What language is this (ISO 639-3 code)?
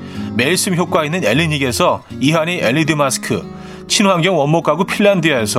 kor